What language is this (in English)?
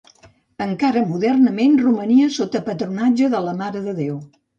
Catalan